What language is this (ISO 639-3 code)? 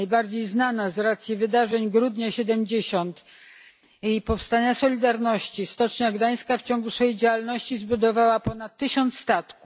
pol